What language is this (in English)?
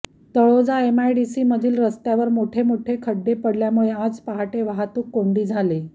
Marathi